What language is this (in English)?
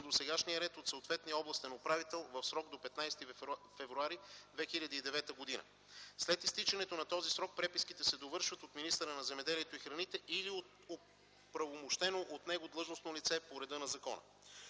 Bulgarian